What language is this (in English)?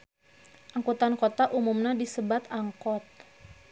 Sundanese